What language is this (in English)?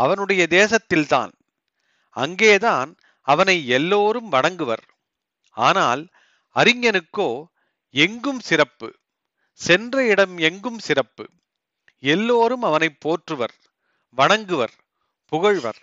Tamil